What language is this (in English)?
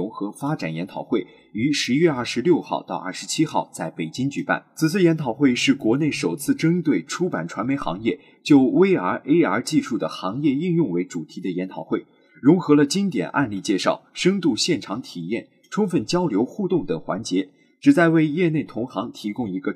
Chinese